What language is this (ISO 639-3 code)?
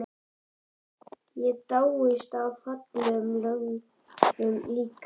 isl